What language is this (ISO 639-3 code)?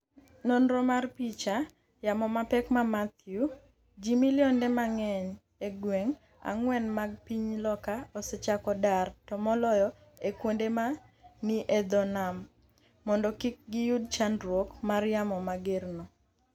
luo